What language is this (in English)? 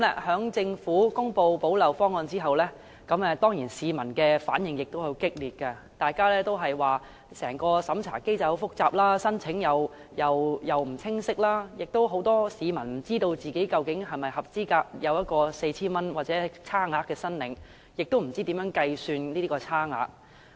Cantonese